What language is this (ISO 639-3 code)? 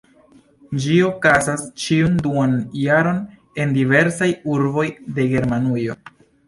epo